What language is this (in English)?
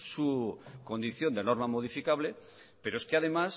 Spanish